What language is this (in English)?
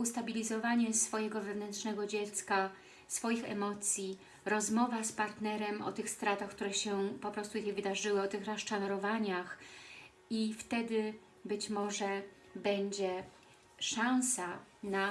Polish